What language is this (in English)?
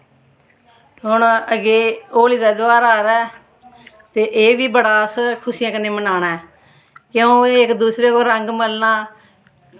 Dogri